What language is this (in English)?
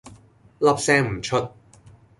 Cantonese